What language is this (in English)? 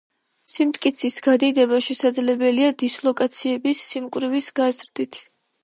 Georgian